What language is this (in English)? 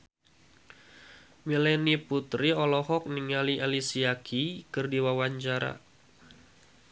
Sundanese